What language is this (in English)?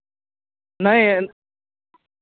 Santali